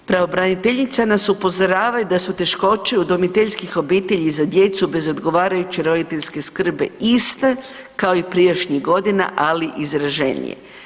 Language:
Croatian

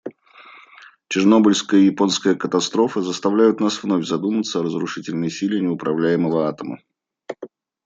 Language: Russian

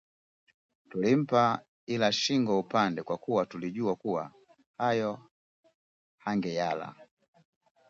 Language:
Swahili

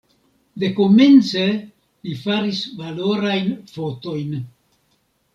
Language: Esperanto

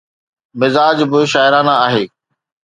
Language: Sindhi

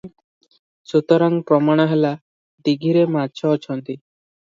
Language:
Odia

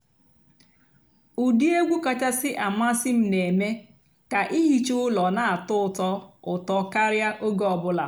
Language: Igbo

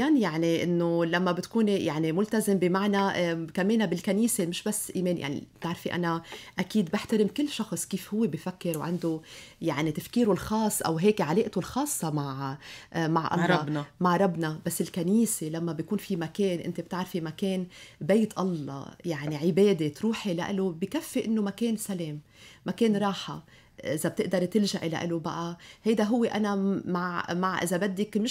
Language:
Arabic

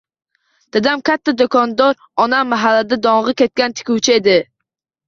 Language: Uzbek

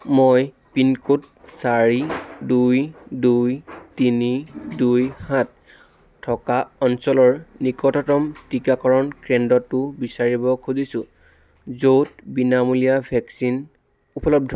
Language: Assamese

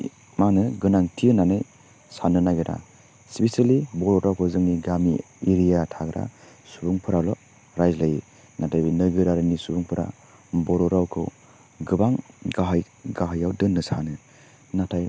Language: Bodo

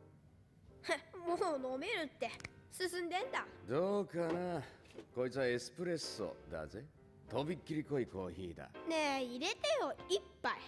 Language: Japanese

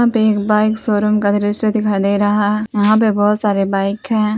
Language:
Hindi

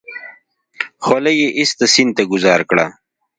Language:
Pashto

